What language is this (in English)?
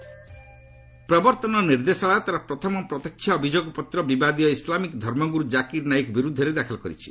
Odia